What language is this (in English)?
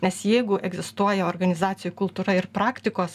Lithuanian